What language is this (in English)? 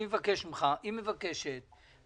Hebrew